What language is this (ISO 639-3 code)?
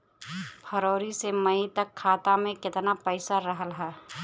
bho